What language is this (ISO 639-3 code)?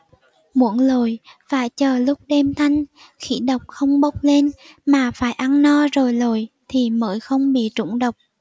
vie